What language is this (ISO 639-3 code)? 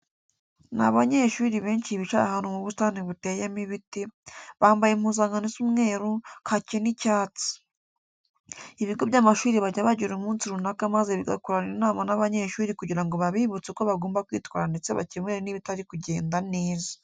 kin